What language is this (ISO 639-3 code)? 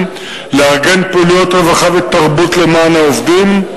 heb